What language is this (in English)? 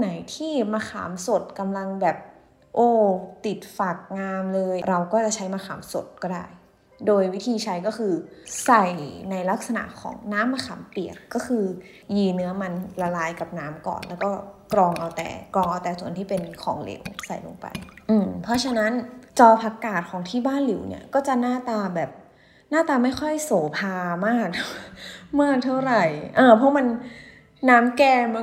Thai